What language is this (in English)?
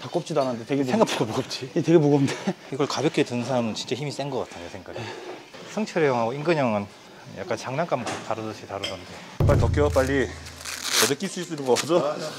Korean